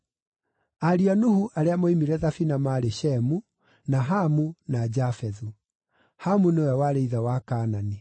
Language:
Kikuyu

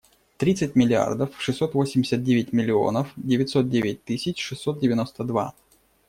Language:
Russian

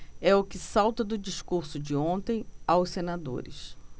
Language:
Portuguese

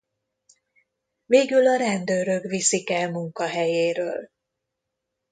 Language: Hungarian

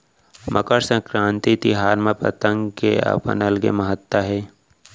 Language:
Chhattisgarhi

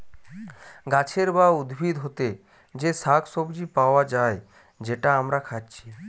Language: Bangla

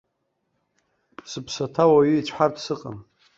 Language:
Abkhazian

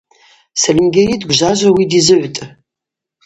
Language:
Abaza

